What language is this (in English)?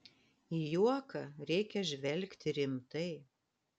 Lithuanian